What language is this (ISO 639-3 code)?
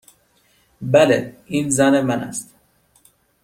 fas